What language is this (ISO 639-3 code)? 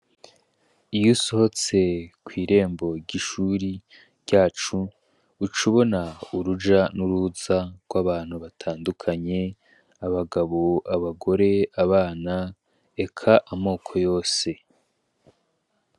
run